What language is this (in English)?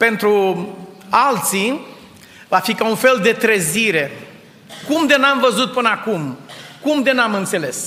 Romanian